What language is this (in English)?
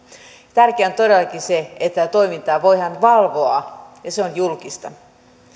Finnish